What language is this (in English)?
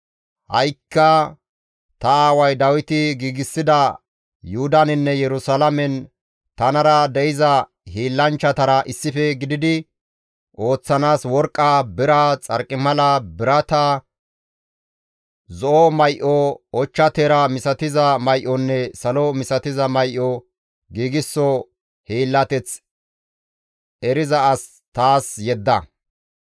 Gamo